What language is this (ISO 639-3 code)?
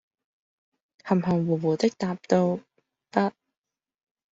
yue